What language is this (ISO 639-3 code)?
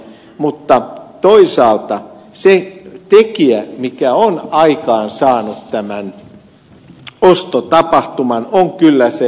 fin